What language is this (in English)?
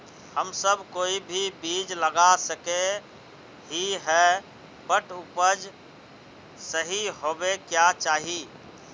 Magahi